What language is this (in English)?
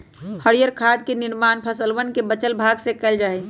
Magahi